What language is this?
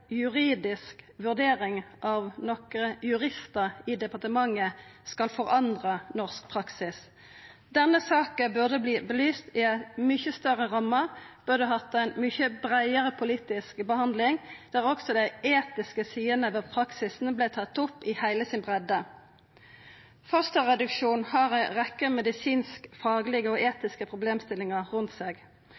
Norwegian Nynorsk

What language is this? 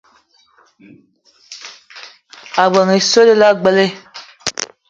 Eton (Cameroon)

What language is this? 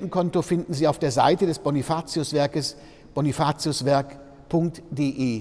German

